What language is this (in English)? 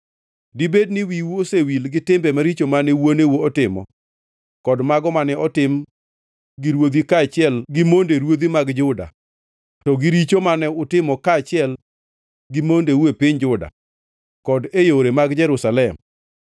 Luo (Kenya and Tanzania)